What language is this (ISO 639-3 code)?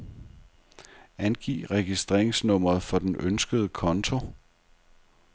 dan